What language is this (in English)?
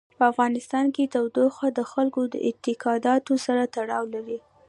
Pashto